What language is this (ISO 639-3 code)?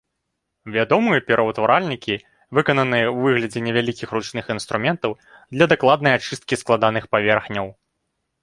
bel